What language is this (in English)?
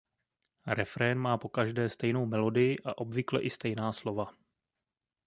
Czech